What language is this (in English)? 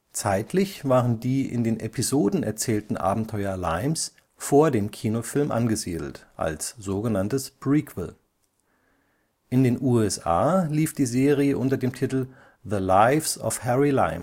German